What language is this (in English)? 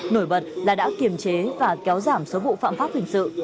Vietnamese